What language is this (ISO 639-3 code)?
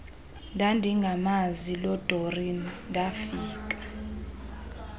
xho